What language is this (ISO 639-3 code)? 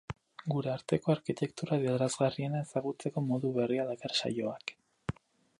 eus